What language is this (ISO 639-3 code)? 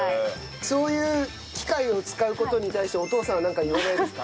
jpn